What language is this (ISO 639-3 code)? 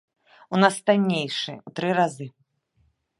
bel